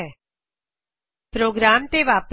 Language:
Punjabi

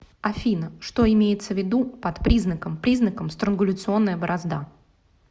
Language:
Russian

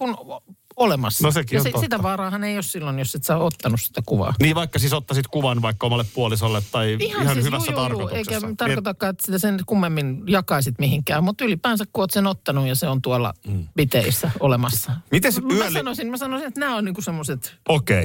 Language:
Finnish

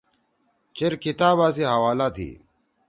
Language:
Torwali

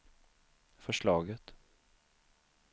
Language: Swedish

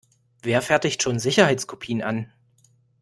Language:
German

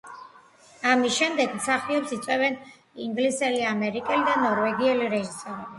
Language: Georgian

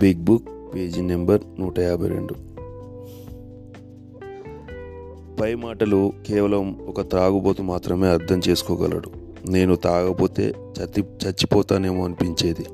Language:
Telugu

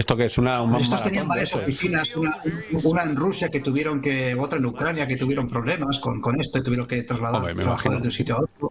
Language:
Spanish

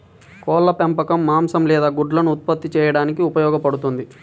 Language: Telugu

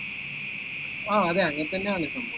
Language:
Malayalam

